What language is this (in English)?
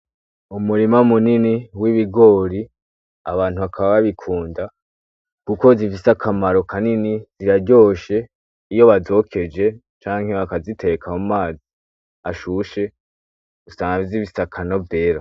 Rundi